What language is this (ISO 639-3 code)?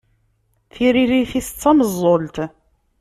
kab